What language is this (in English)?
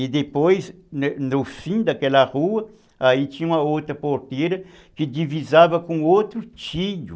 Portuguese